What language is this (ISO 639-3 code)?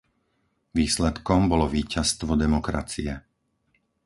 slk